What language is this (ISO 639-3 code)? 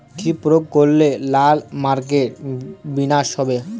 ben